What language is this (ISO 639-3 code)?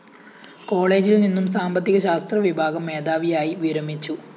mal